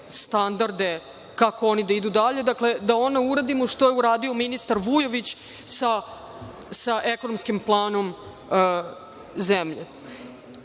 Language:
Serbian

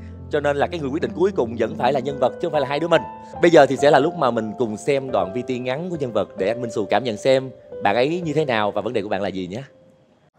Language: Vietnamese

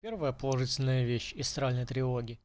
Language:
Russian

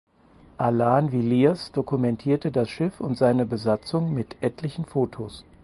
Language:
German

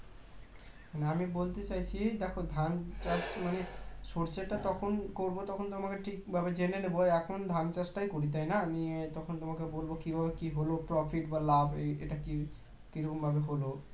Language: Bangla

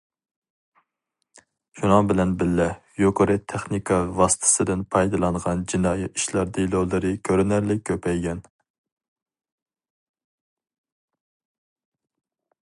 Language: Uyghur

